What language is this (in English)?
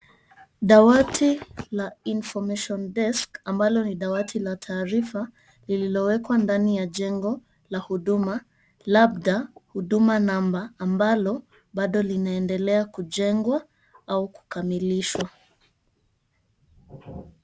Swahili